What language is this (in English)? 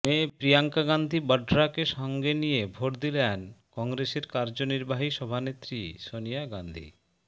Bangla